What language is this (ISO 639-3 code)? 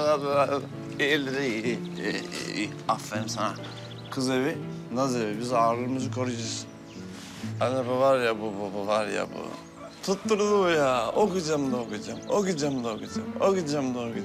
tur